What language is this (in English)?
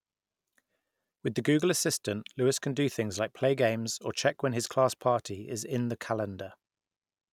English